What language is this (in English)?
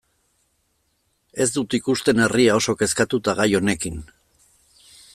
Basque